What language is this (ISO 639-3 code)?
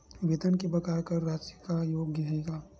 hne